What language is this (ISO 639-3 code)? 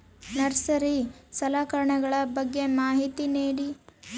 kan